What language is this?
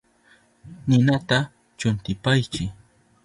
Southern Pastaza Quechua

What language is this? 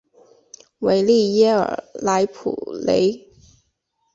Chinese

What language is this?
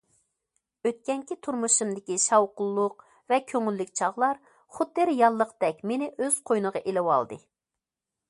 Uyghur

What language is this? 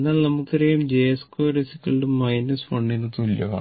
Malayalam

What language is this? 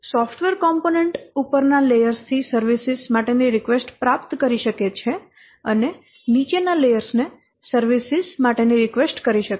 Gujarati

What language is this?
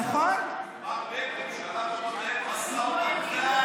Hebrew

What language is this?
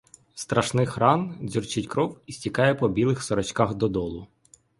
Ukrainian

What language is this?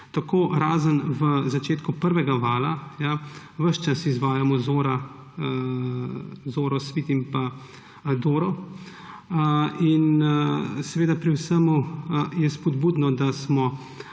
Slovenian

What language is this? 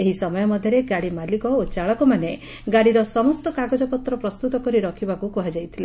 Odia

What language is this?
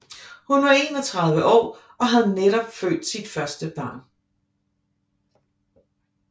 Danish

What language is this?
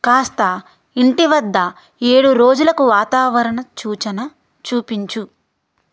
Telugu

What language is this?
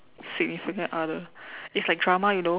English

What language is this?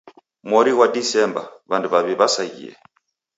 Taita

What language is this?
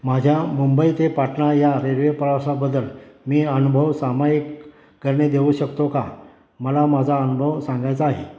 Marathi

